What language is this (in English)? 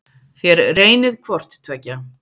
Icelandic